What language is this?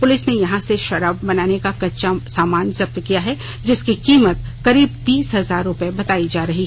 Hindi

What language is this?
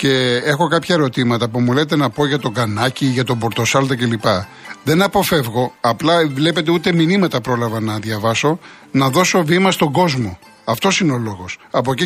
Greek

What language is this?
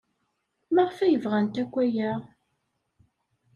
Kabyle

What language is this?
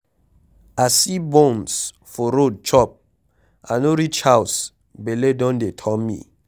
Nigerian Pidgin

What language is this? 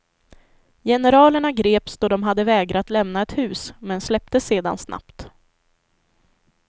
Swedish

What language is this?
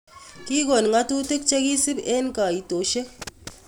Kalenjin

